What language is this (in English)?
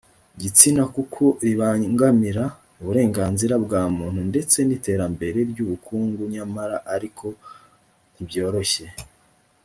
Kinyarwanda